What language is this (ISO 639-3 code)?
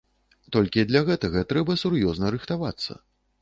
bel